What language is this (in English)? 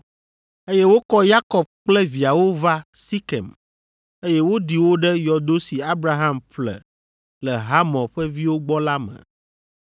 Ewe